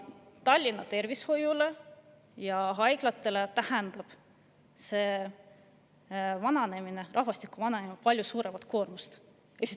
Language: Estonian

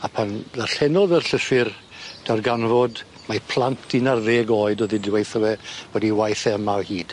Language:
Welsh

